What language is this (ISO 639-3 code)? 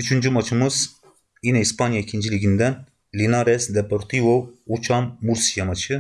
tur